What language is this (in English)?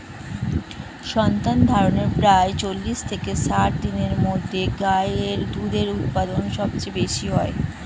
Bangla